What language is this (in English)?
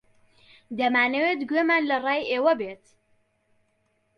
Central Kurdish